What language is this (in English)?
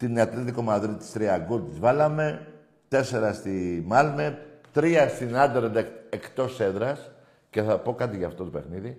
Greek